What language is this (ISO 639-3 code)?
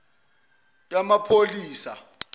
zul